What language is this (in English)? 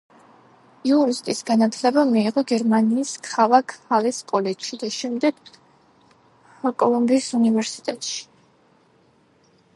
Georgian